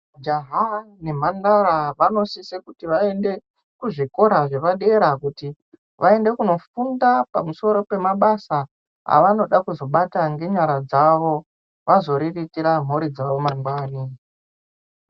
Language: Ndau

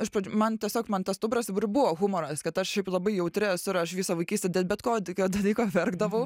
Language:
Lithuanian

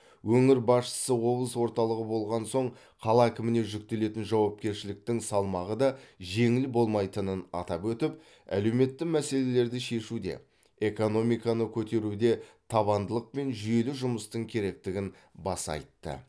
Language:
Kazakh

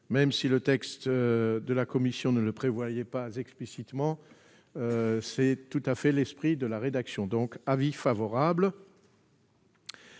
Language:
French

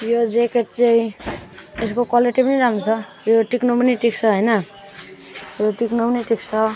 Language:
Nepali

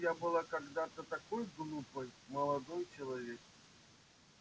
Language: Russian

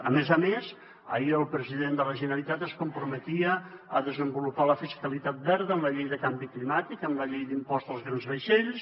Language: Catalan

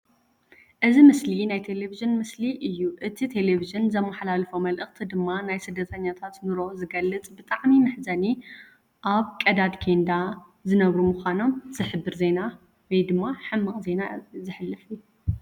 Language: Tigrinya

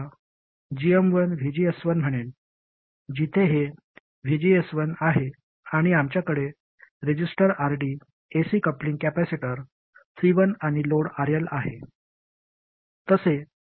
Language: Marathi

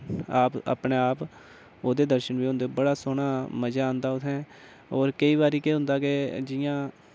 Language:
Dogri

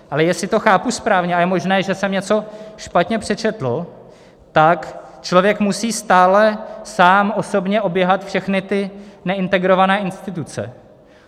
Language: Czech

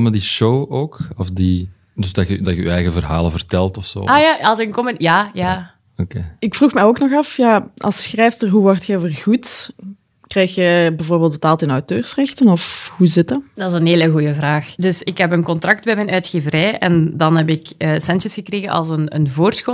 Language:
Dutch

